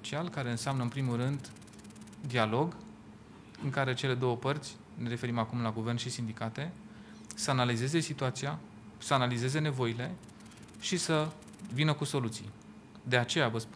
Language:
Romanian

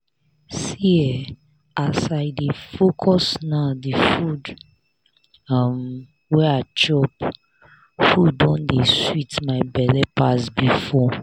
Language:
Nigerian Pidgin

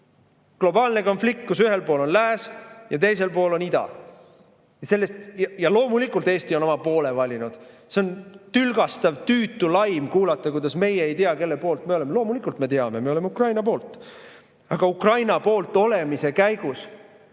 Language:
Estonian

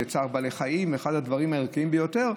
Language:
Hebrew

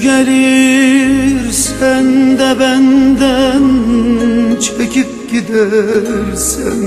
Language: Turkish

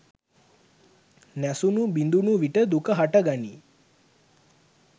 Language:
Sinhala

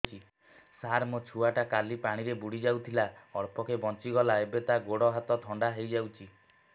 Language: Odia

